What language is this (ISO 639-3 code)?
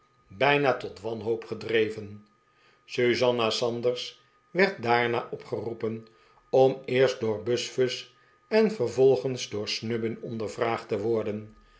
nld